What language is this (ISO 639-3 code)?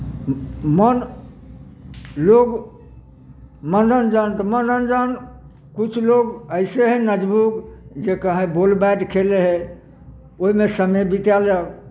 mai